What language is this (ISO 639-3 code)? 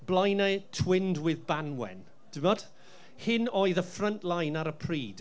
cym